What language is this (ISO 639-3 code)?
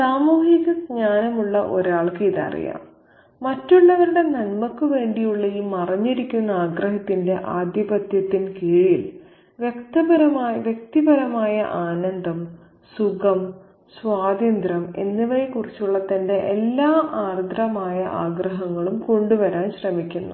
mal